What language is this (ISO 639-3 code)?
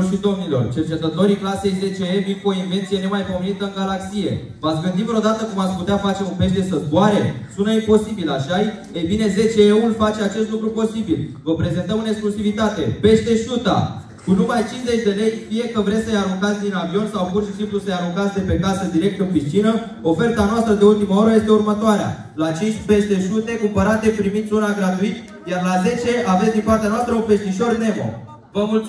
ron